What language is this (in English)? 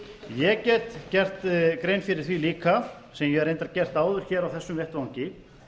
Icelandic